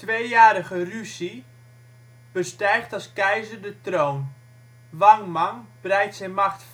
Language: Dutch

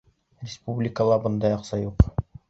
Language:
Bashkir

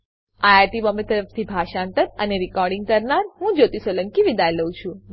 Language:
Gujarati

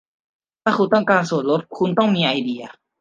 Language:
Thai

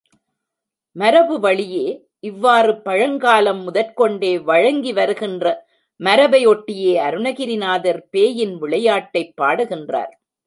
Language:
Tamil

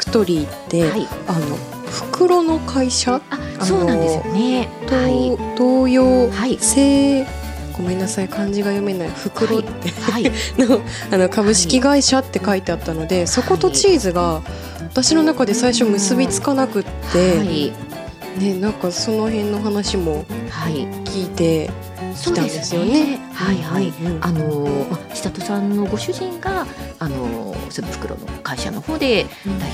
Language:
Japanese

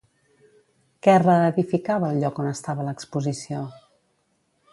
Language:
Catalan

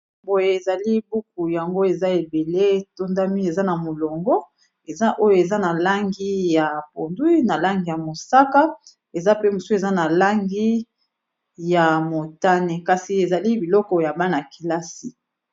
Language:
Lingala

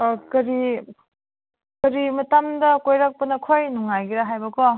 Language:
Manipuri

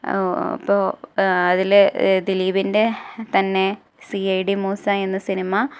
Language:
Malayalam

